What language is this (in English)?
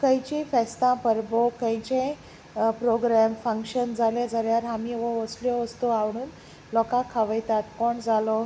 Konkani